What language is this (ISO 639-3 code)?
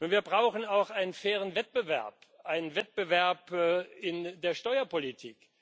deu